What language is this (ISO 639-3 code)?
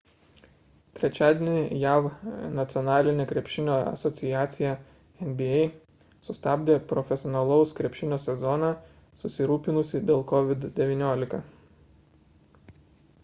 lit